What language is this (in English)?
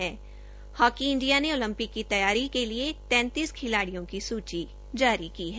Hindi